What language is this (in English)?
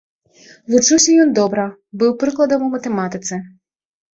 Belarusian